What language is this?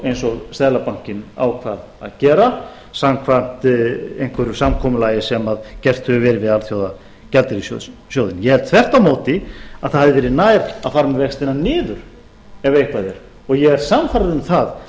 Icelandic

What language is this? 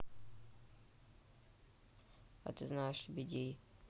Russian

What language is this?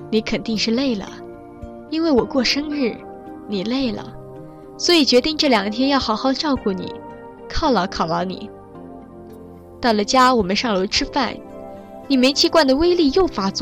Chinese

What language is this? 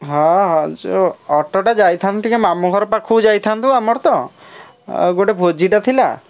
Odia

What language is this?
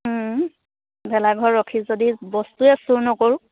Assamese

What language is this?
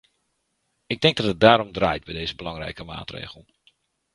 Dutch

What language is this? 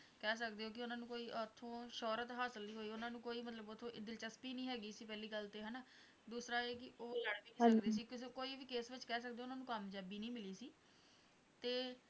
Punjabi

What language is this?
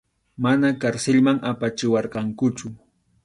Arequipa-La Unión Quechua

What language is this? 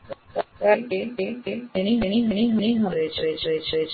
Gujarati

